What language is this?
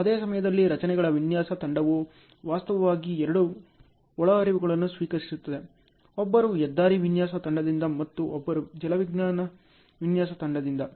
Kannada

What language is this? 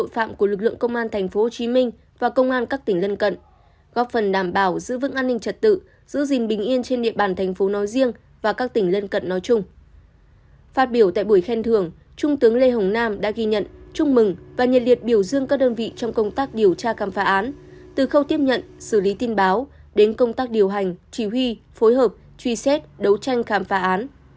Vietnamese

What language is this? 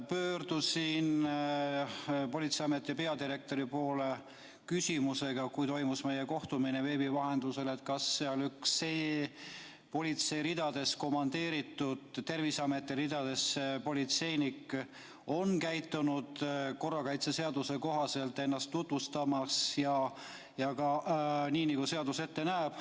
Estonian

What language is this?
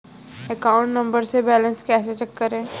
Hindi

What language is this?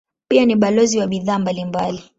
Swahili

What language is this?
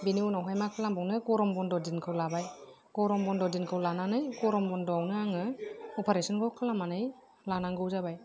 Bodo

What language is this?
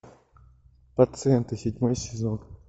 Russian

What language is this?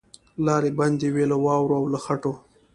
Pashto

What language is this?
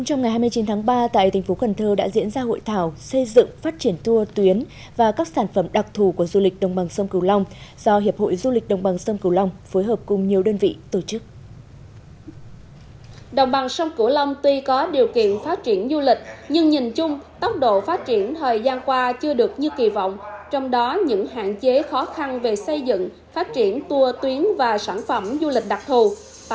Vietnamese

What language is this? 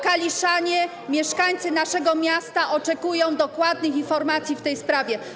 Polish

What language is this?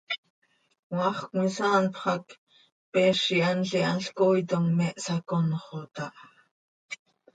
Seri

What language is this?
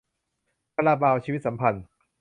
Thai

